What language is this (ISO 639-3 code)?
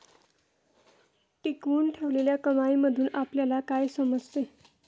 mar